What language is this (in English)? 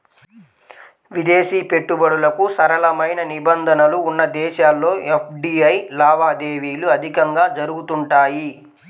Telugu